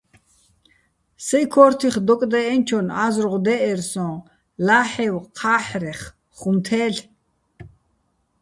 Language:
Bats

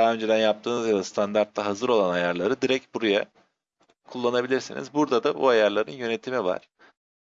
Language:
Turkish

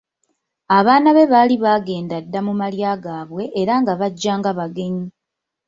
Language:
Ganda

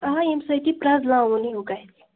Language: Kashmiri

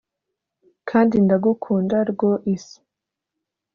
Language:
Kinyarwanda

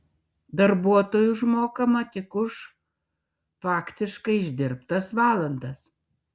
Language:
Lithuanian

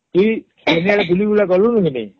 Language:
Odia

